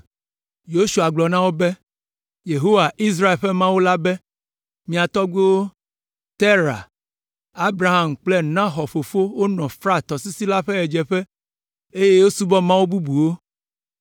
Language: Ewe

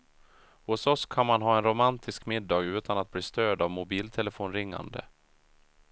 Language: Swedish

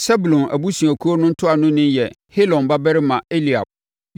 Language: Akan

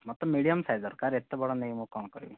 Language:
Odia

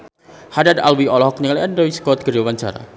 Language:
Sundanese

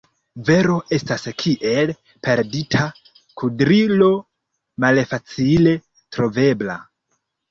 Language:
Esperanto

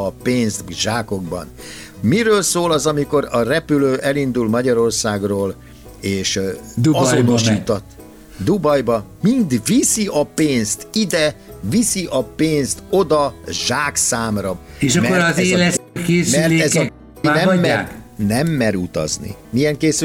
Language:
Hungarian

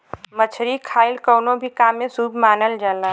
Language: Bhojpuri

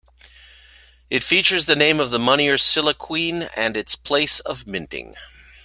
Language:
English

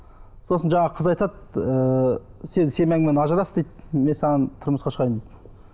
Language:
Kazakh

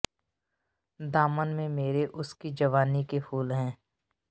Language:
Punjabi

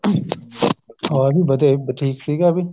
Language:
Punjabi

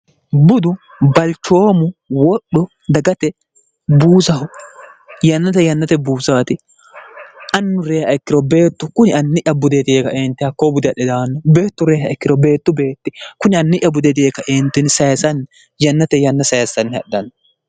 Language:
Sidamo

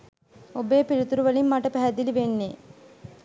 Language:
Sinhala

